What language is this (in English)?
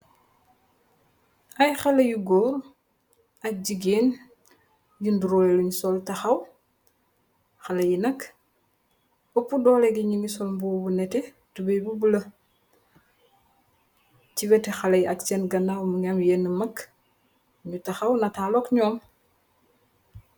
Wolof